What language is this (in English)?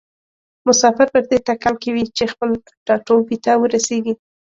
Pashto